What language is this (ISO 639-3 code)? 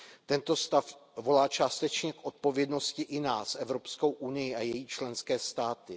ces